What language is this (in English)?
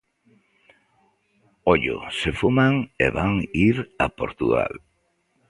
Galician